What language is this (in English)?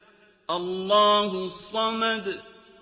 Arabic